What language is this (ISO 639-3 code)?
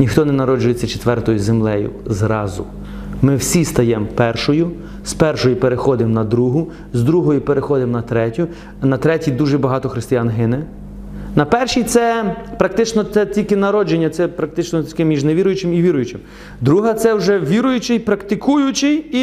ukr